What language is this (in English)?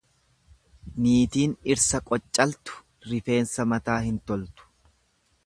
Oromo